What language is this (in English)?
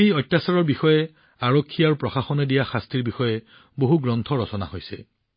Assamese